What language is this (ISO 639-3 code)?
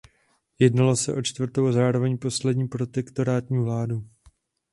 ces